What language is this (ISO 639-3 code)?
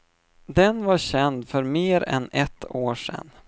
swe